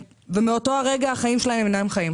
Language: Hebrew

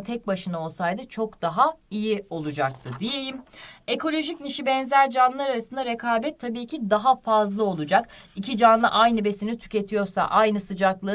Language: Turkish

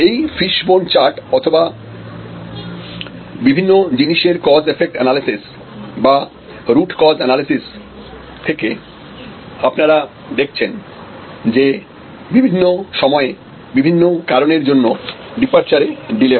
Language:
Bangla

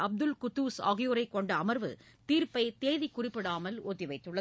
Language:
Tamil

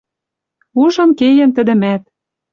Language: Western Mari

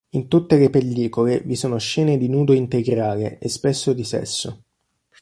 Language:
Italian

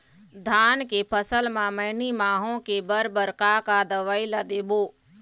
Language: Chhattisgarhi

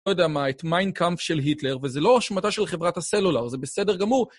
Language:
Hebrew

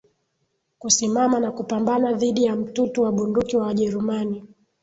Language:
Swahili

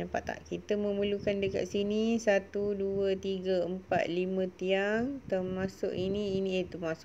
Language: Malay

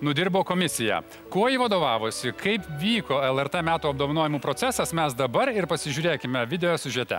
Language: Lithuanian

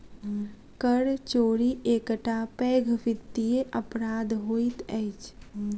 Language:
Maithili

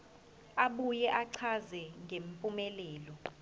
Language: Zulu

